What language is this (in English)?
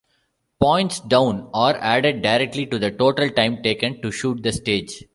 English